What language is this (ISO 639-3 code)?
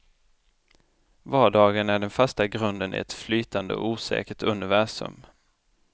swe